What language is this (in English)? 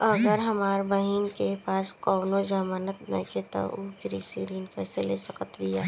Bhojpuri